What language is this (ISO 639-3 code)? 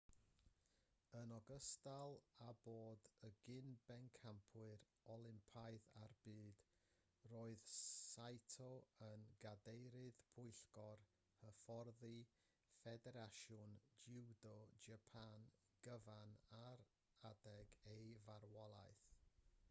cym